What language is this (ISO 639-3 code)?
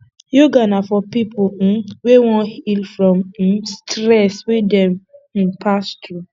pcm